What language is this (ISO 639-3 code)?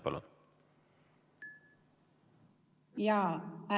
est